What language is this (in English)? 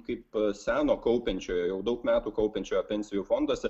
Lithuanian